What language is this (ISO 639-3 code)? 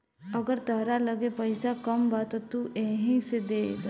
bho